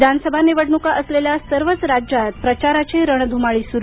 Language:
Marathi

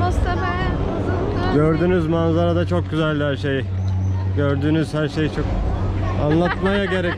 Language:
Turkish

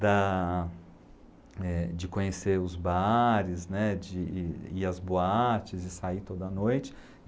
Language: Portuguese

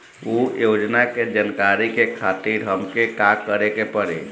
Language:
Bhojpuri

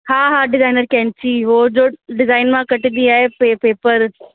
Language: Sindhi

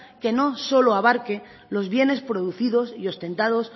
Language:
Spanish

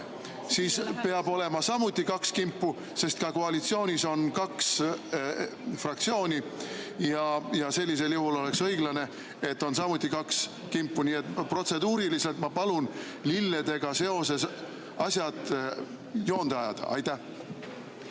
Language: Estonian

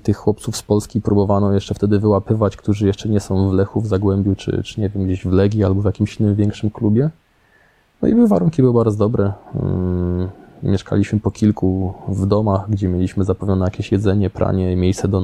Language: Polish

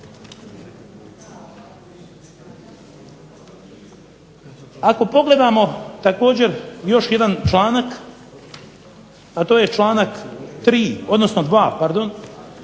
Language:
Croatian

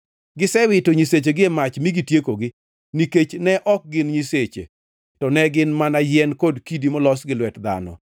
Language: Luo (Kenya and Tanzania)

